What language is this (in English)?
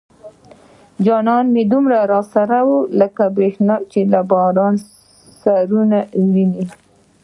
Pashto